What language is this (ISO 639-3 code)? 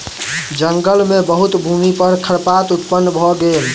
mai